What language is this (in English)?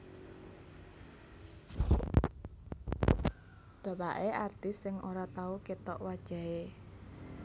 Javanese